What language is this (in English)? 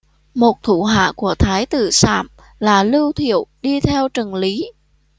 Vietnamese